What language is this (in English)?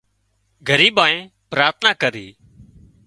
Wadiyara Koli